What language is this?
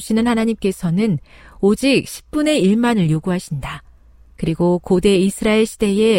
Korean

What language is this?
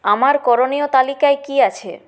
Bangla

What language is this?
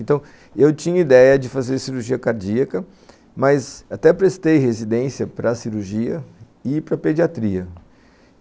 Portuguese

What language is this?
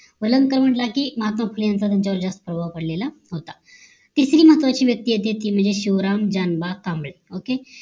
Marathi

